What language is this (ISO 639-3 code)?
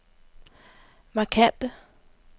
dan